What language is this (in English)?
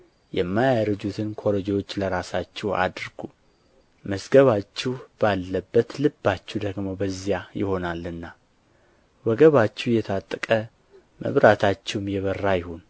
Amharic